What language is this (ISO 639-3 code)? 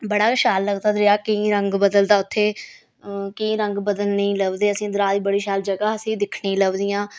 doi